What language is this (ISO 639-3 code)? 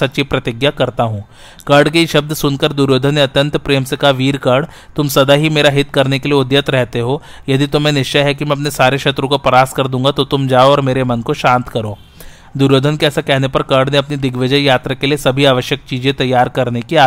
hin